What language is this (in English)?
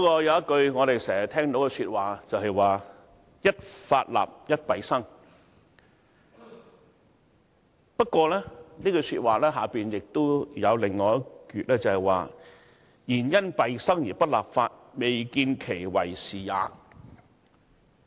Cantonese